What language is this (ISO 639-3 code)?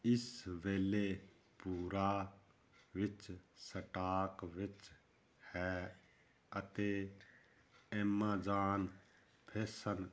pan